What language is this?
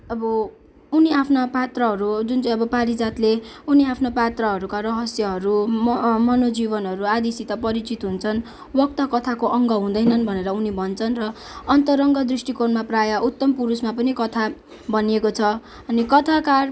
Nepali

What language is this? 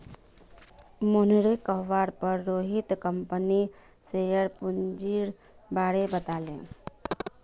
Magahi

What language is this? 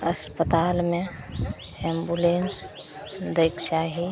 Maithili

